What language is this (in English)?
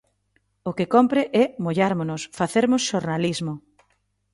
Galician